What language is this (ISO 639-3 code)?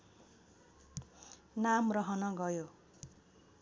nep